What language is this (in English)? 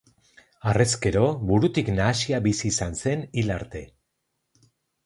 Basque